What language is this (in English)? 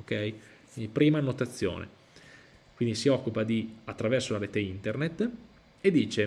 Italian